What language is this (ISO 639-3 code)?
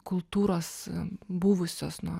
lit